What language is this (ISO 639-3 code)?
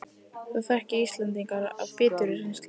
isl